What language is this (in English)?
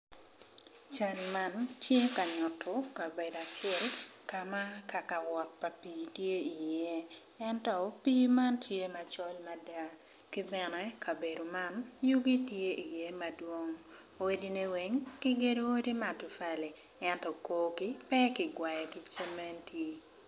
Acoli